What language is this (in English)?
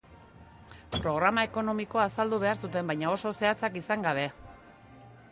Basque